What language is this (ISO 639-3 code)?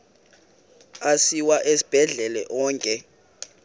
xho